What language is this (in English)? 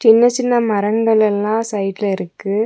Tamil